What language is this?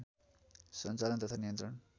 Nepali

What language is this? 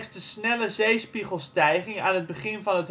Dutch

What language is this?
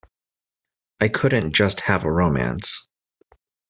English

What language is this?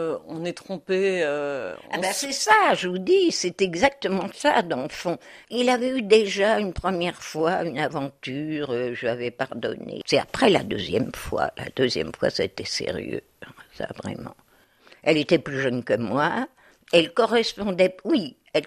French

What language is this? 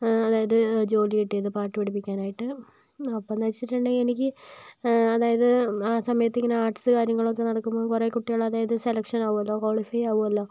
Malayalam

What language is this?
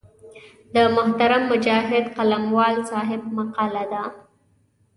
Pashto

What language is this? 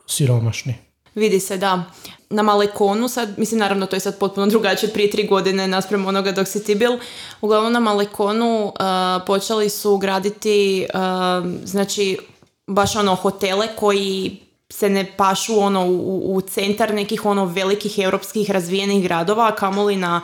Croatian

